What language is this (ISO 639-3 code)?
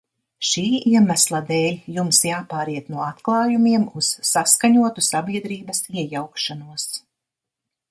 lav